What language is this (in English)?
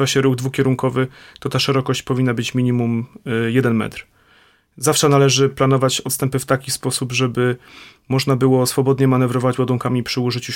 Polish